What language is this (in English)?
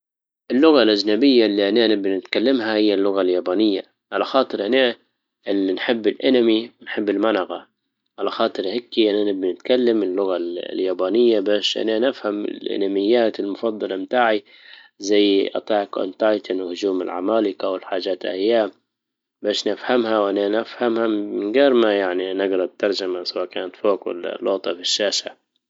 Libyan Arabic